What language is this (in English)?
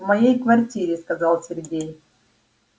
Russian